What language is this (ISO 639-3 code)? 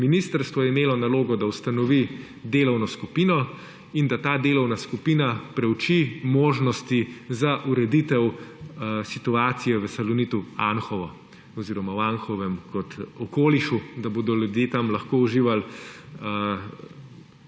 slv